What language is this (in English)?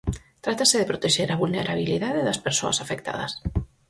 Galician